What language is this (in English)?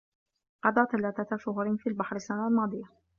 Arabic